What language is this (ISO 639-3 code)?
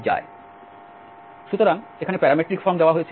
ben